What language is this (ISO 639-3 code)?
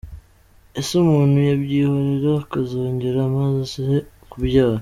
kin